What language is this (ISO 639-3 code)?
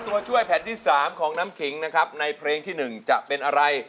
tha